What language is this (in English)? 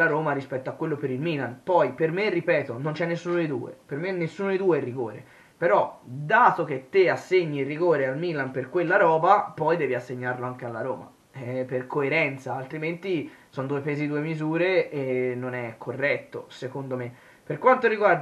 Italian